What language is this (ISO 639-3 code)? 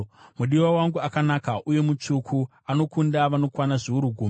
sna